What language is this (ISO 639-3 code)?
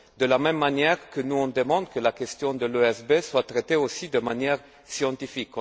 fra